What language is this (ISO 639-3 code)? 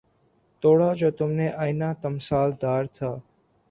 urd